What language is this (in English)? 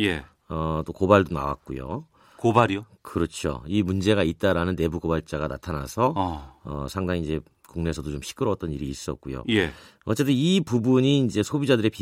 Korean